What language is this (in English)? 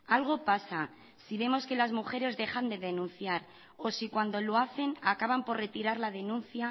Spanish